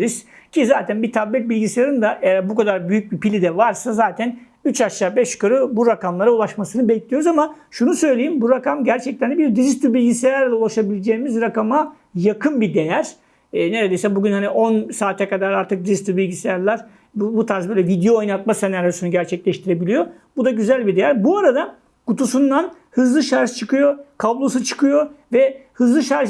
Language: Turkish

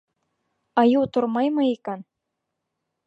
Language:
Bashkir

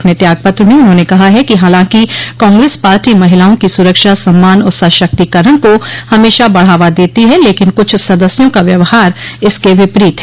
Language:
Hindi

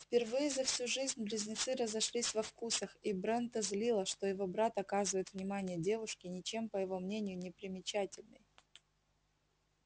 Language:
Russian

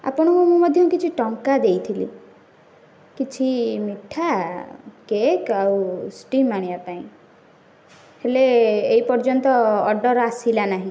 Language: Odia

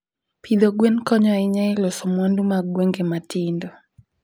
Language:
Luo (Kenya and Tanzania)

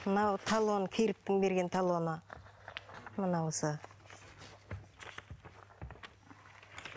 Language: Kazakh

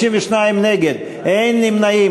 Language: Hebrew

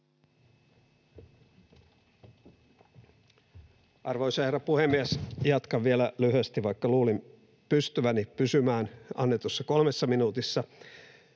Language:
Finnish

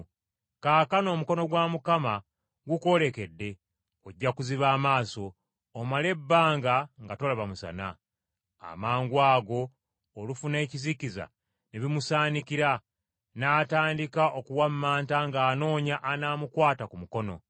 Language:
Ganda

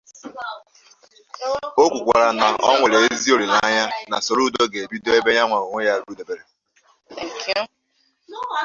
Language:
Igbo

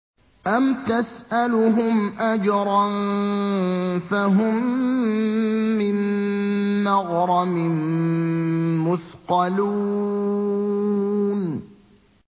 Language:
Arabic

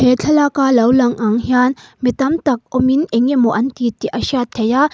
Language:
Mizo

